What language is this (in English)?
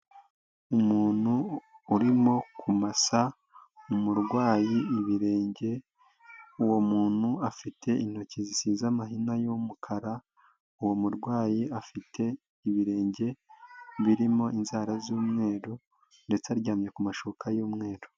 Kinyarwanda